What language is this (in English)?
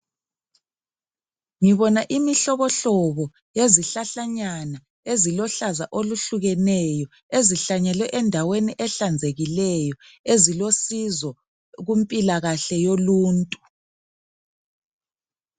North Ndebele